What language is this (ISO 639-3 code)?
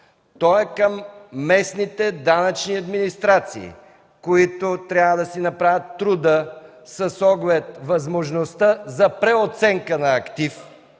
bul